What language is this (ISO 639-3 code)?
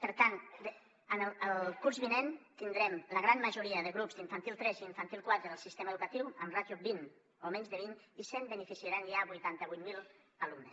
cat